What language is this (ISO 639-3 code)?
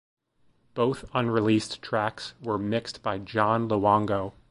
eng